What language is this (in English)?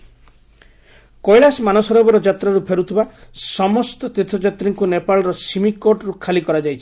Odia